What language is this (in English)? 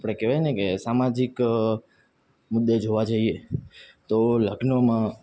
Gujarati